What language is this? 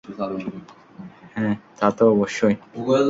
Bangla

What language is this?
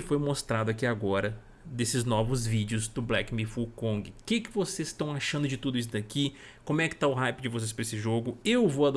Portuguese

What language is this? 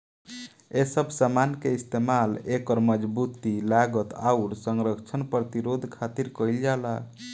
Bhojpuri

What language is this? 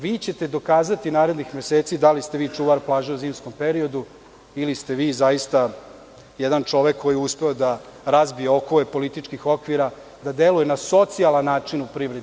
Serbian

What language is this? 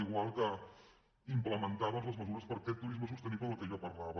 Catalan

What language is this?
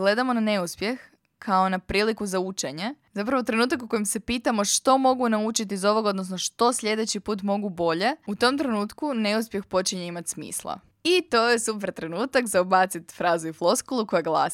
Croatian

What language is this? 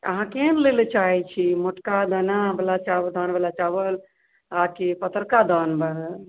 Maithili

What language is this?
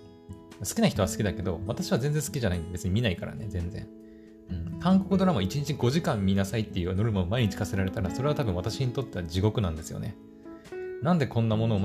Japanese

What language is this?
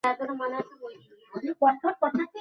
Bangla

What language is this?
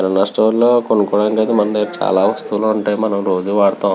Telugu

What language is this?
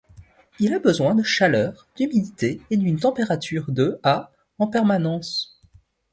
French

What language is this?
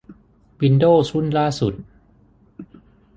Thai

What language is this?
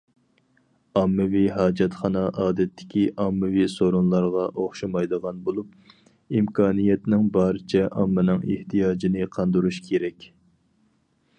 Uyghur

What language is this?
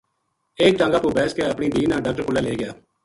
Gujari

